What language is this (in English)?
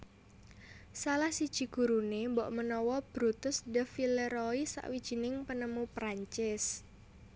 Javanese